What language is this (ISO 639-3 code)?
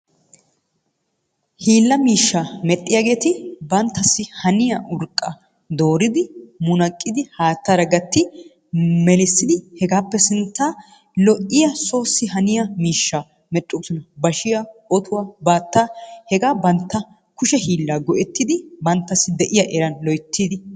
wal